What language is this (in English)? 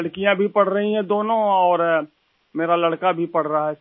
Hindi